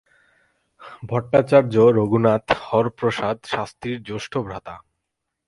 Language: Bangla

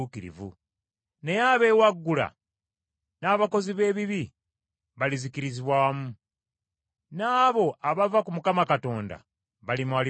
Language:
Ganda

